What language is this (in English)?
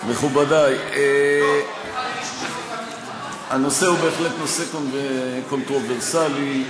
Hebrew